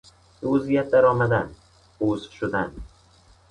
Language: Persian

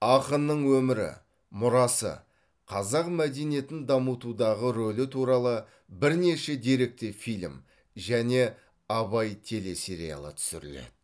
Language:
Kazakh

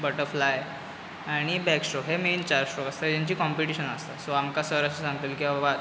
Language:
Konkani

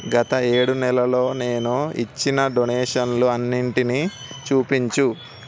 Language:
Telugu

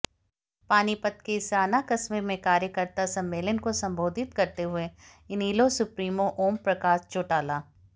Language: Hindi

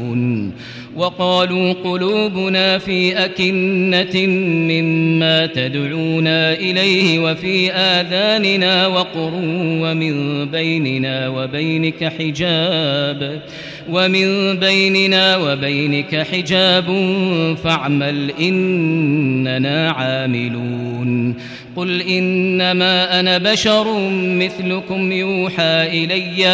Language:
Arabic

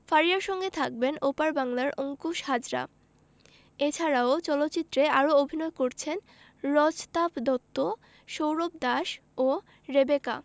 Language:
Bangla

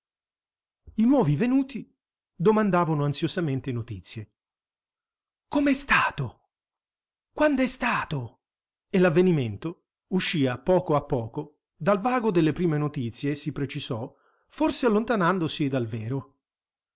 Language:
Italian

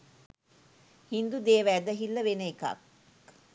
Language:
Sinhala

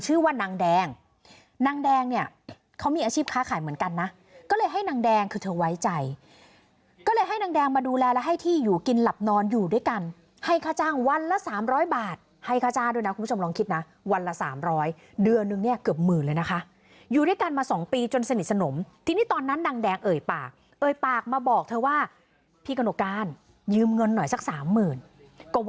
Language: Thai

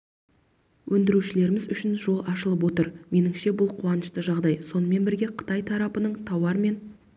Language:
Kazakh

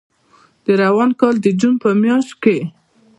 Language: Pashto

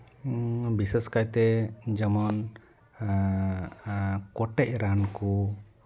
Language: Santali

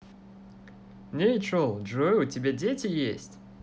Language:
Russian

